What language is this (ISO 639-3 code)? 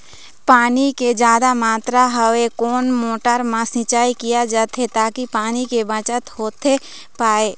hne